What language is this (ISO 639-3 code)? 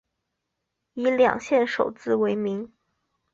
zho